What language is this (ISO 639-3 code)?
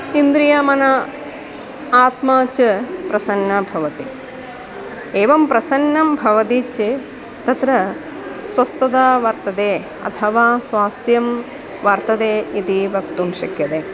san